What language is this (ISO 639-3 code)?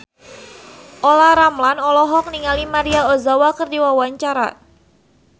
sun